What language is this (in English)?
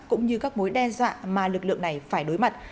Vietnamese